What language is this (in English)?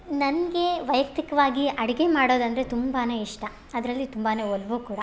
Kannada